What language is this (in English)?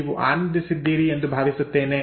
Kannada